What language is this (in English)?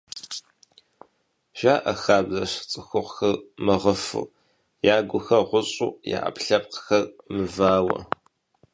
Kabardian